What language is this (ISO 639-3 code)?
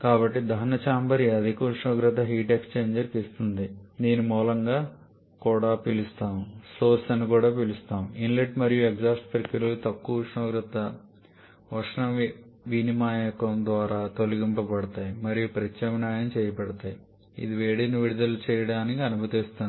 tel